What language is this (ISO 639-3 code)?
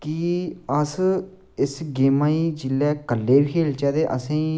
doi